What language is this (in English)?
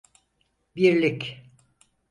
Turkish